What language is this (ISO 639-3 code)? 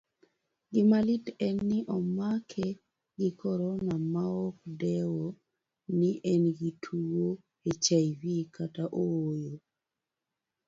luo